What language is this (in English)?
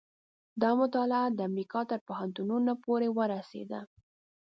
Pashto